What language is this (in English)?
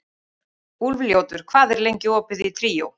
Icelandic